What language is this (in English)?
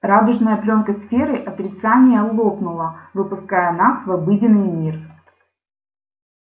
Russian